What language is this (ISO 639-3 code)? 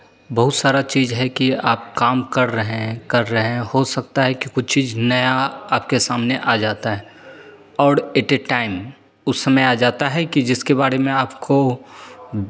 hin